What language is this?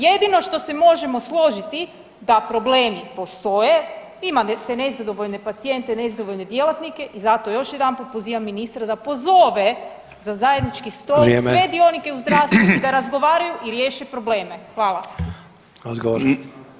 Croatian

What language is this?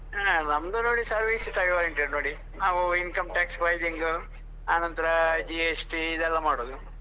Kannada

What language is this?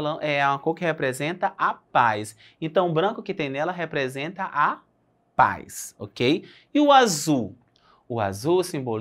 Portuguese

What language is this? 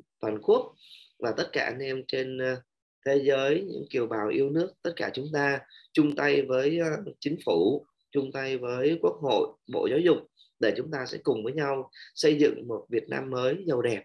Vietnamese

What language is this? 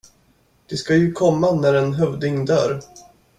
Swedish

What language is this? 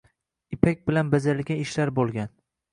Uzbek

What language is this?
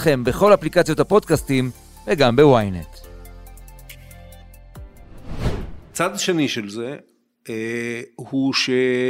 Hebrew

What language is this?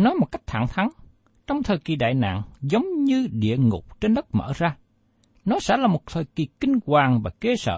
Vietnamese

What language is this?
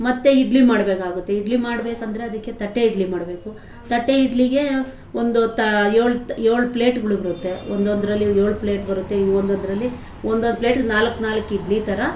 Kannada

